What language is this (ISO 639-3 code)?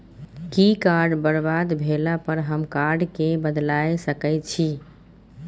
mai